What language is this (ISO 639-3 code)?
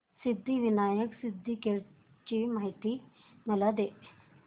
mar